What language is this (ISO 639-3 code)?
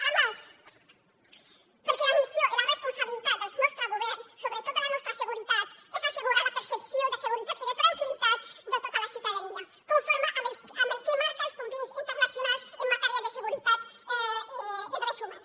cat